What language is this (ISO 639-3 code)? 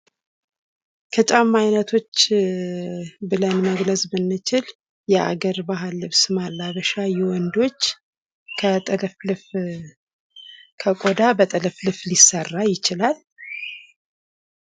amh